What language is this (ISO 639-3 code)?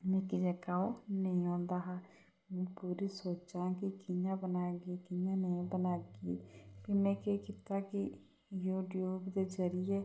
doi